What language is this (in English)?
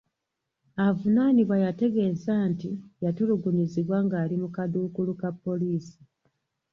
Ganda